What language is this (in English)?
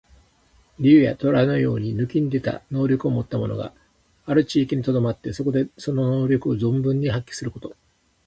Japanese